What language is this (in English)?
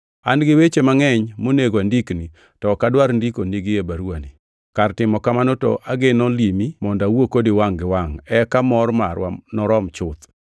Luo (Kenya and Tanzania)